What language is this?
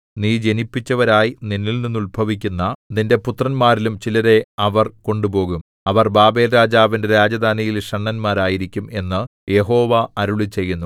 Malayalam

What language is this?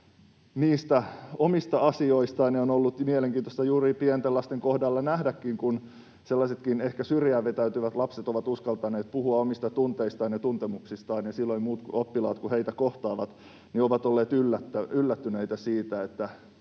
Finnish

